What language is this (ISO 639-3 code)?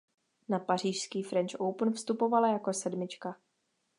ces